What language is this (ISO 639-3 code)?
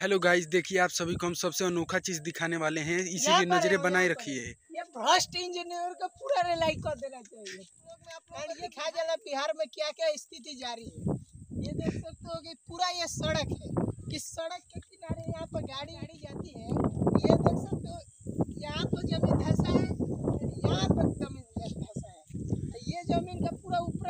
hin